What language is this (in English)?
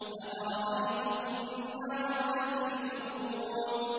Arabic